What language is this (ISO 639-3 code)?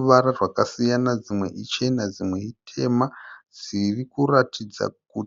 sna